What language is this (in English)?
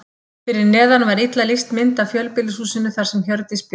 Icelandic